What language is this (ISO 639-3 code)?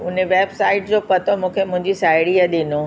snd